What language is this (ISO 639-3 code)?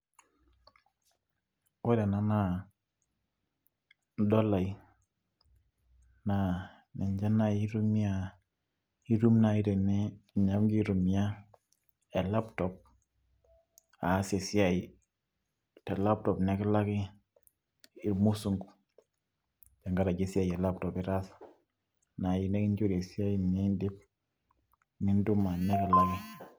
mas